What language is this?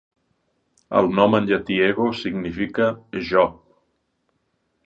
Catalan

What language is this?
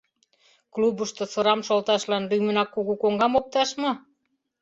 Mari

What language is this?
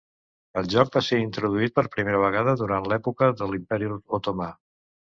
Catalan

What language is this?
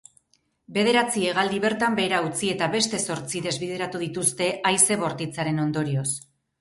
Basque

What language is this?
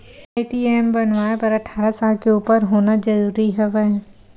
Chhattisgarhi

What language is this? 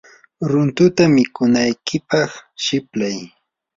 Yanahuanca Pasco Quechua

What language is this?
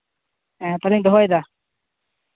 Santali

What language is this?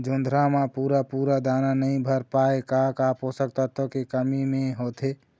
Chhattisgarhi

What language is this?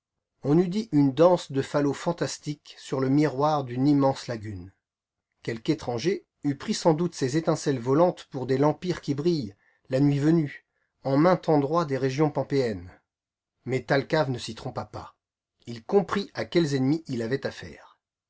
French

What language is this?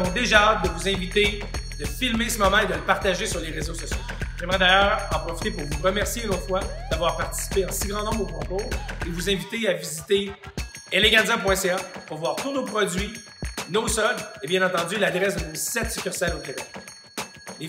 French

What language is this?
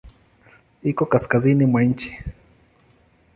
Swahili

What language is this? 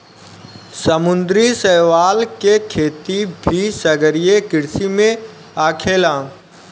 Bhojpuri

